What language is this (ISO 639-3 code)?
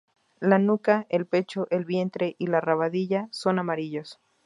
spa